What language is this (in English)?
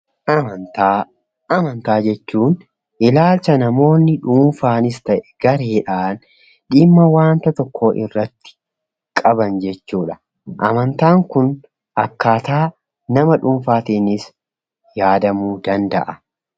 Oromo